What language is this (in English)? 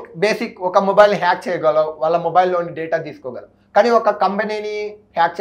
Telugu